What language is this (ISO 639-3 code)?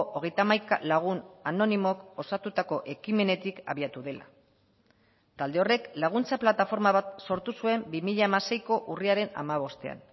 eus